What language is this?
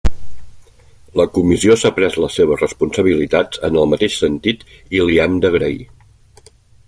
Catalan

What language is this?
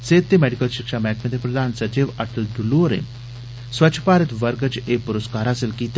Dogri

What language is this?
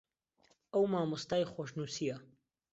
Central Kurdish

